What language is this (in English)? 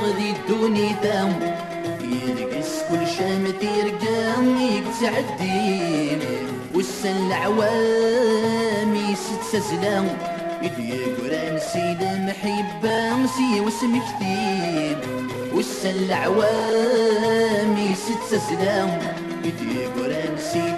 Arabic